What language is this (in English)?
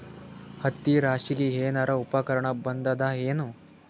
Kannada